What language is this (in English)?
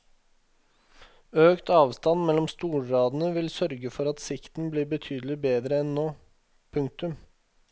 Norwegian